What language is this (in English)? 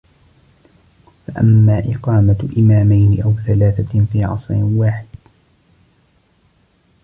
Arabic